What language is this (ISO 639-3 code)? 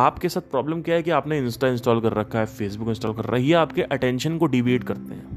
hin